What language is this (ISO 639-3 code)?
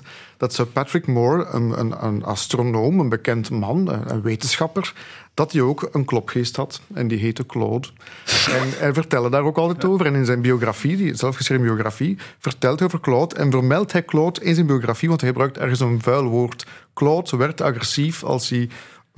nld